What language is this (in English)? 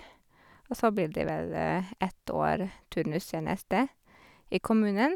Norwegian